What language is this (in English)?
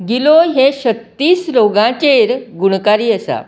Konkani